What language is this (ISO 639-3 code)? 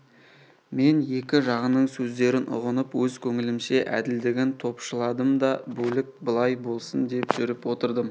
kaz